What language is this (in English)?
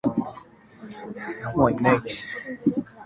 Chinese